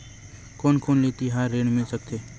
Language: Chhattisgarhi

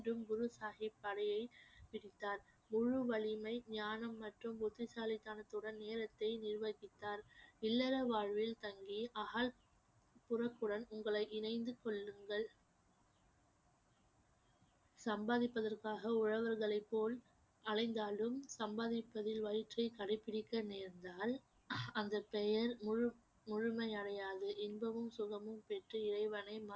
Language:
Tamil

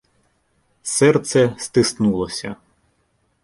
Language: Ukrainian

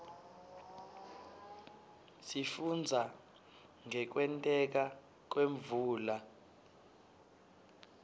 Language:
Swati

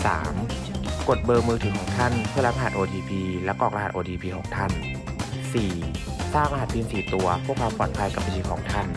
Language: Thai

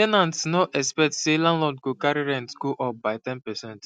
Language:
Nigerian Pidgin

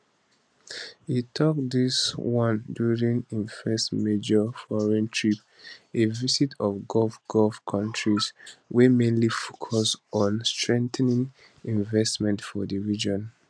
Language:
Nigerian Pidgin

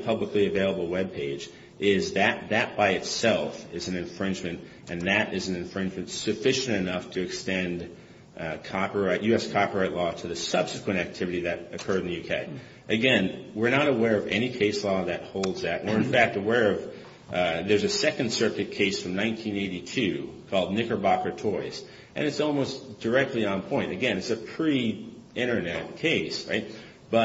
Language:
English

